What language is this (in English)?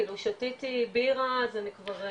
Hebrew